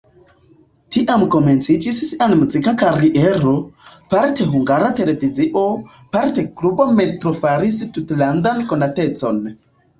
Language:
Esperanto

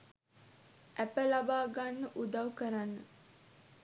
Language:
Sinhala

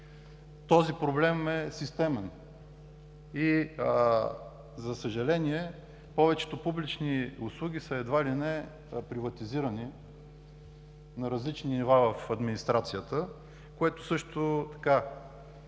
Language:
Bulgarian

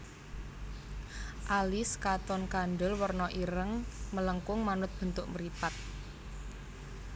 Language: Javanese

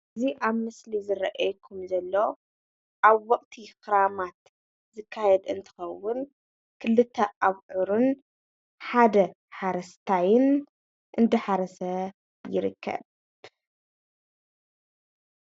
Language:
Tigrinya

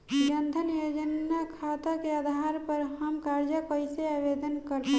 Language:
Bhojpuri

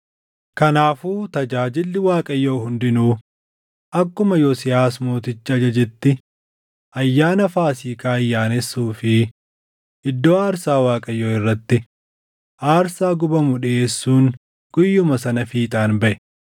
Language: Oromo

